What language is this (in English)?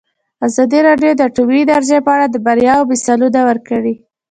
Pashto